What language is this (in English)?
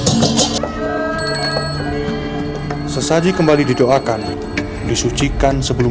Indonesian